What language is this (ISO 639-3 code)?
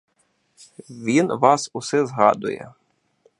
ukr